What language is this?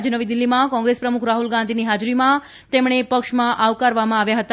Gujarati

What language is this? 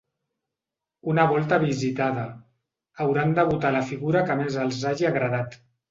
Catalan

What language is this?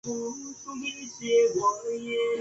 Chinese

